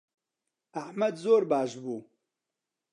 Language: Central Kurdish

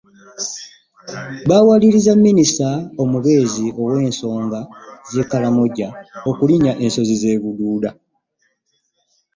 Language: Ganda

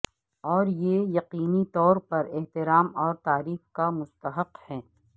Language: Urdu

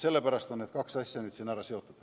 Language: Estonian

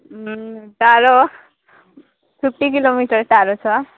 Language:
Nepali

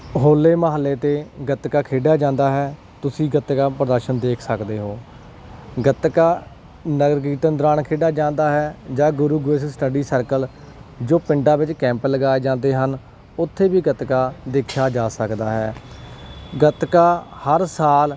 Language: Punjabi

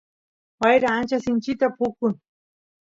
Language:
Santiago del Estero Quichua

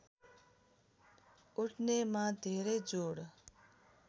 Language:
Nepali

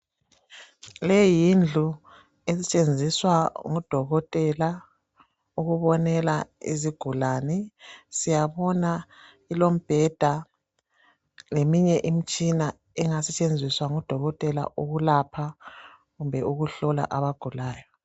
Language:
North Ndebele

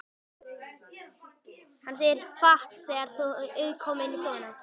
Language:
Icelandic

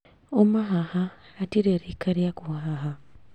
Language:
Kikuyu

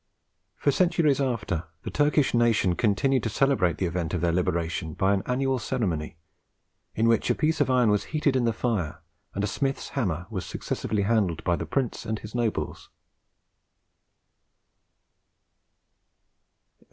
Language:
English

